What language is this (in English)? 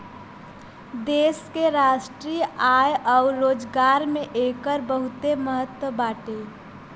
Bhojpuri